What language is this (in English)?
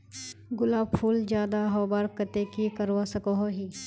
Magahi